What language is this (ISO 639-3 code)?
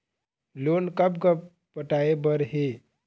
hne